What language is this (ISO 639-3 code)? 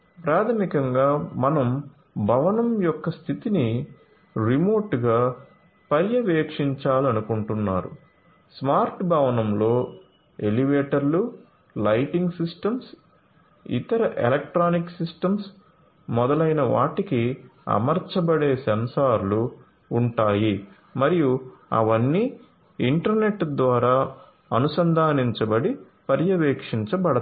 tel